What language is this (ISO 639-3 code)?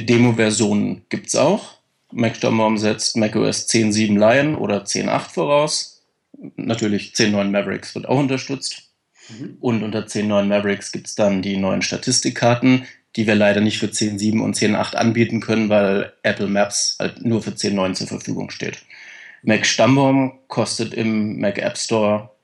deu